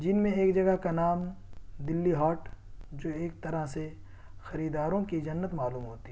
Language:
Urdu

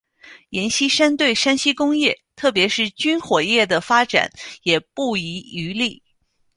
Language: Chinese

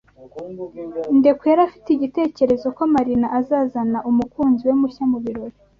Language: Kinyarwanda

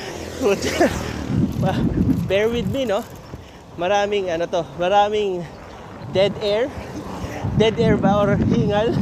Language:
Filipino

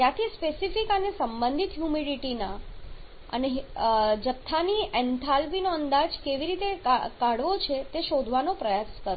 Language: Gujarati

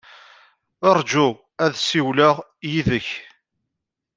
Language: Kabyle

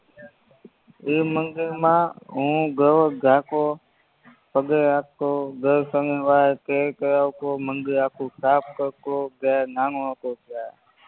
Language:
Gujarati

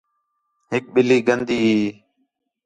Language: Khetrani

